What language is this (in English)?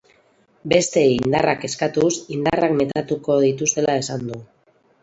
Basque